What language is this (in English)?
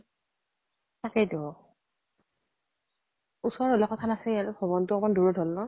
Assamese